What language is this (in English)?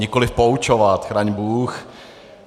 Czech